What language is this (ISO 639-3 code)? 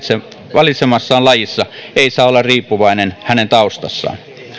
fin